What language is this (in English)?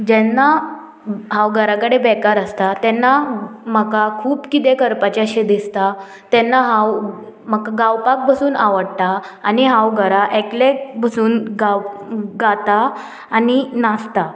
Konkani